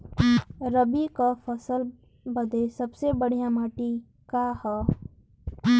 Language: Bhojpuri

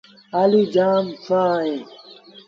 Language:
Sindhi Bhil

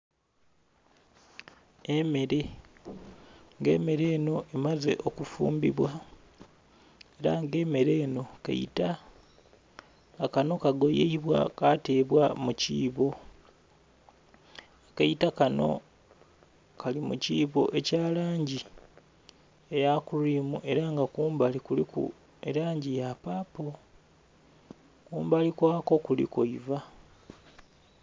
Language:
Soga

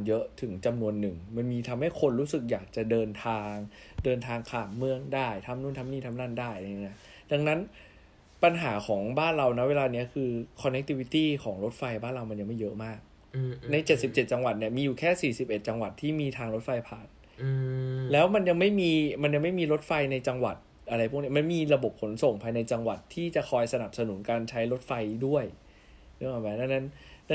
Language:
Thai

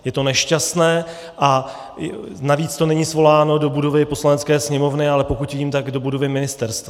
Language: Czech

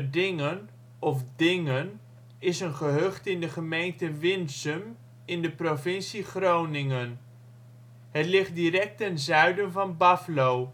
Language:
Dutch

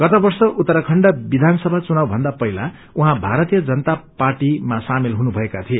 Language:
Nepali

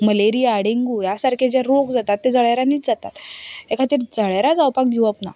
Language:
Konkani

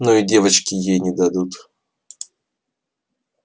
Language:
Russian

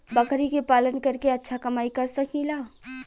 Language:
Bhojpuri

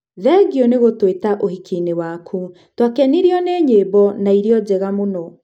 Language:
Kikuyu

